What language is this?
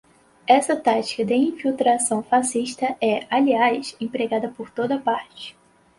Portuguese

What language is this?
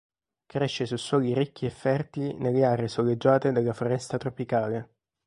Italian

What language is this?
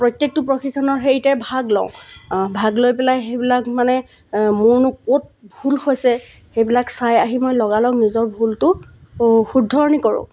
Assamese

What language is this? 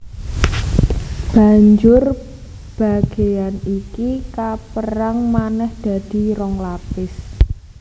Javanese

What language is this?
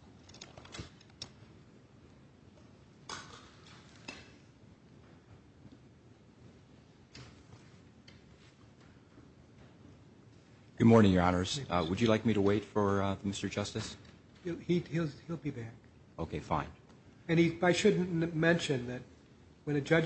English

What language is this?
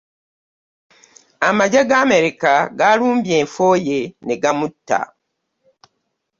Ganda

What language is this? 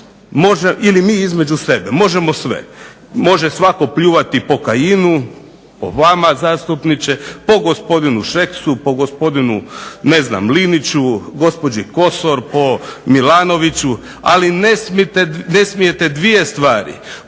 Croatian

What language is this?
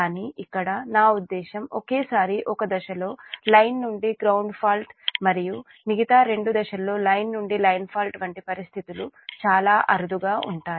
Telugu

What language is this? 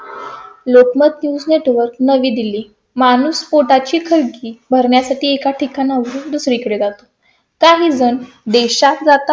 Marathi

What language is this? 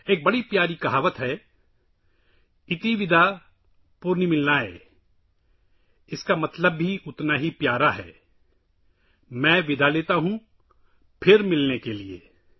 Urdu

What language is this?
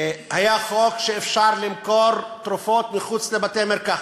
Hebrew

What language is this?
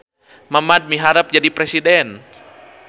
Sundanese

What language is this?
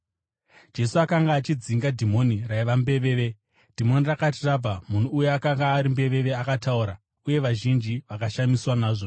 Shona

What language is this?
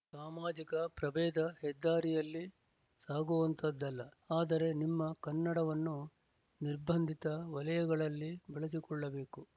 Kannada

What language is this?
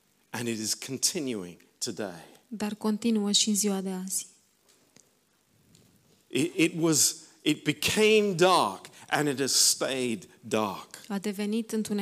Romanian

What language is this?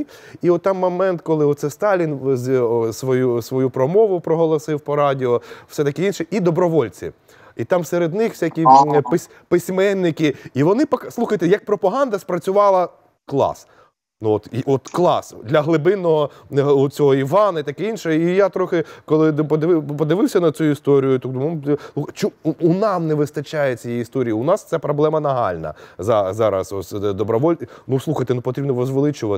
Ukrainian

